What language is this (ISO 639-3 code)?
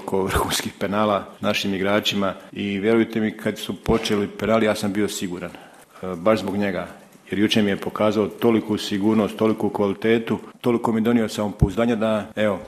hrv